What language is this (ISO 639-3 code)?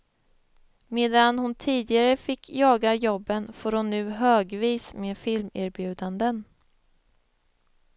swe